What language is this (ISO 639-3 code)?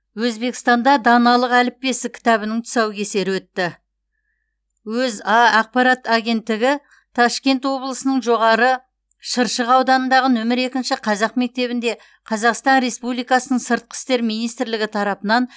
kaz